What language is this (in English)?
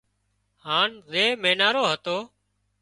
Wadiyara Koli